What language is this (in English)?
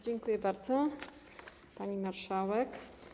Polish